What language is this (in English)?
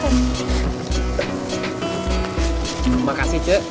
Indonesian